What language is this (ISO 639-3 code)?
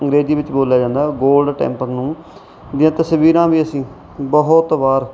pan